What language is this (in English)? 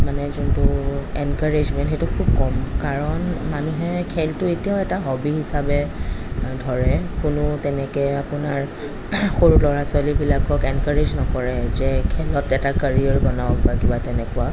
Assamese